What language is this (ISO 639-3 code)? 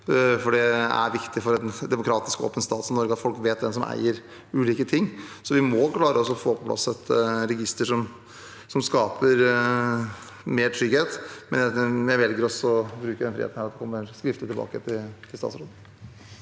nor